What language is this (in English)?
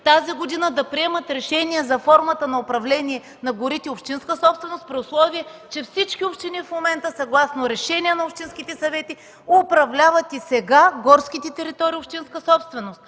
Bulgarian